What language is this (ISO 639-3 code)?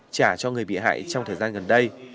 vie